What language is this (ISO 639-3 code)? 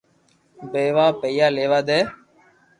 lrk